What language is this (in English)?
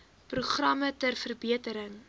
Afrikaans